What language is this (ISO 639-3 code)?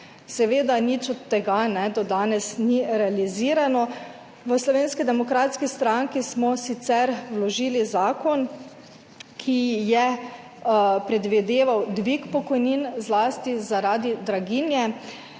slv